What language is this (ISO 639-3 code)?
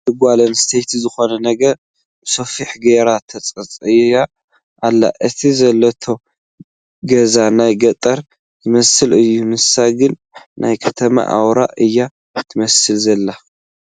tir